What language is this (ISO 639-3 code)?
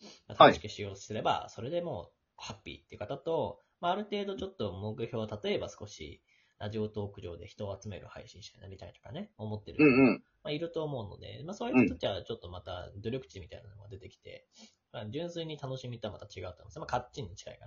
jpn